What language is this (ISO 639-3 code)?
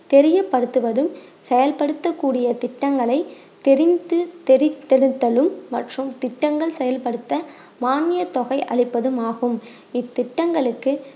tam